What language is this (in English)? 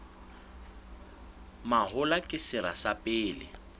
Southern Sotho